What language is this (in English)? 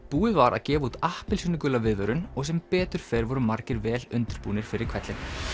Icelandic